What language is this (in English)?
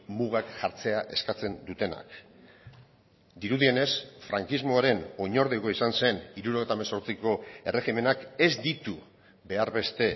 Basque